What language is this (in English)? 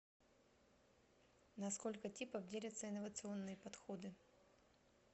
Russian